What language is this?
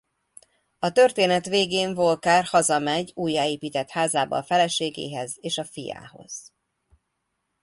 Hungarian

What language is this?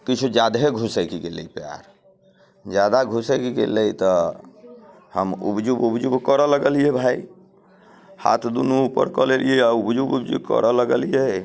Maithili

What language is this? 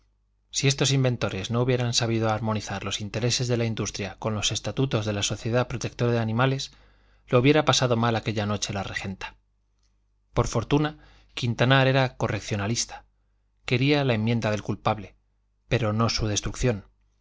Spanish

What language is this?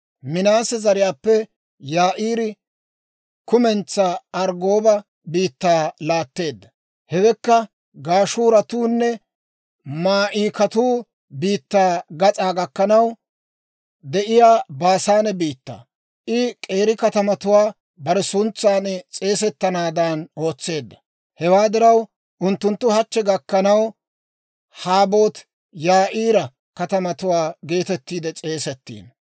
Dawro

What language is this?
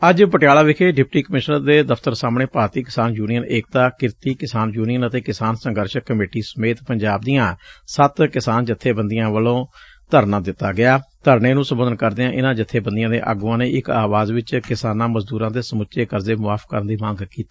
Punjabi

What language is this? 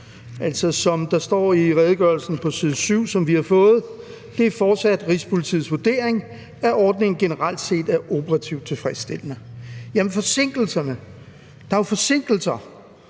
Danish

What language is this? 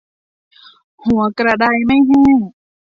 Thai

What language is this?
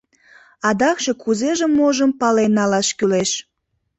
Mari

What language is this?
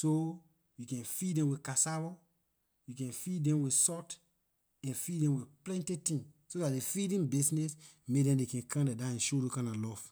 Liberian English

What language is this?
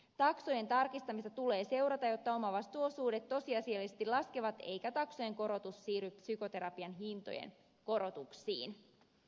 Finnish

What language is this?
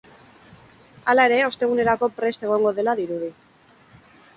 Basque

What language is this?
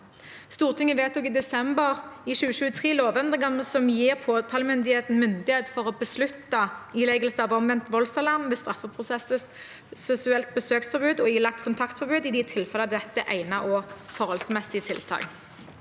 Norwegian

